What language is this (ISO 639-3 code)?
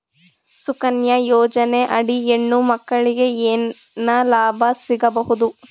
kan